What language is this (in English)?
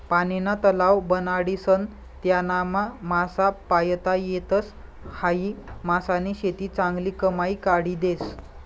Marathi